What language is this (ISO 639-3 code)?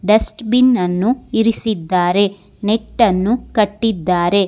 kan